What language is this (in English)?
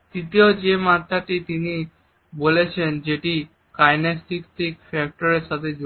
Bangla